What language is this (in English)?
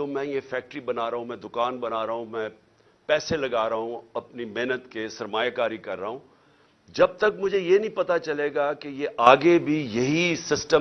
Urdu